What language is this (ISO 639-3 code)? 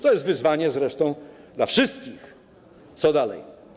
pol